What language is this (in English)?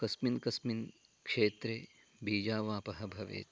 Sanskrit